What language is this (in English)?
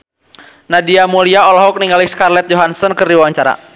Sundanese